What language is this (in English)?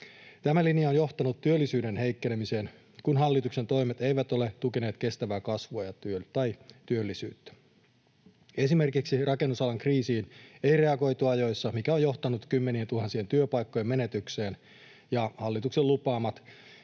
Finnish